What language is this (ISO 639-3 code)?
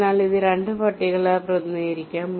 mal